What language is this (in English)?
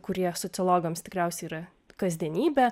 Lithuanian